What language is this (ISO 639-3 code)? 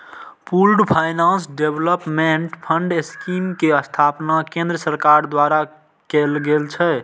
mai